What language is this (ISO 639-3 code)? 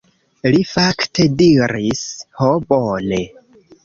epo